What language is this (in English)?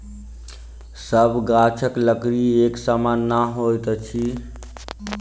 Maithili